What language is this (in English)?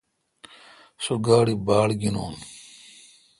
Kalkoti